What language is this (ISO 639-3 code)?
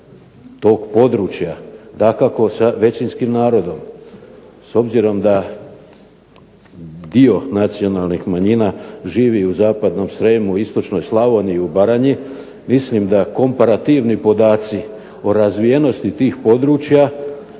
hrv